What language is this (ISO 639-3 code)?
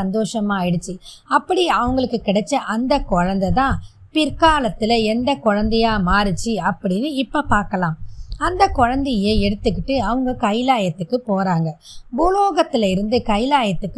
tam